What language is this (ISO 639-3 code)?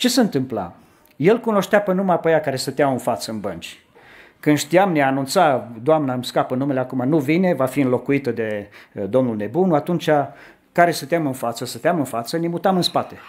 ron